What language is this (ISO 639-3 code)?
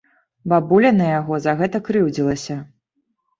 bel